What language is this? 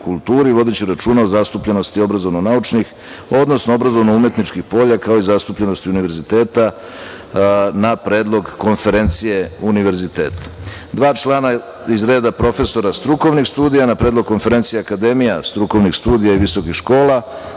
Serbian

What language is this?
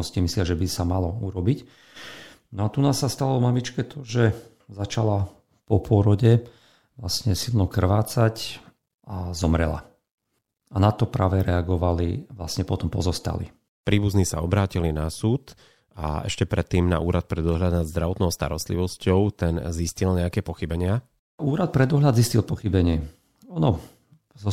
Slovak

